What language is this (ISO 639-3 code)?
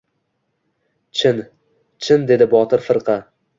uzb